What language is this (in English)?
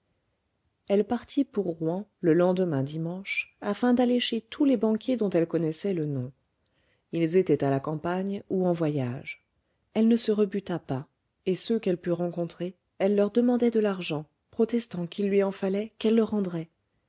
French